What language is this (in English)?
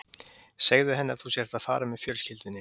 Icelandic